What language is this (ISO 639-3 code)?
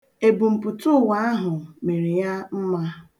ibo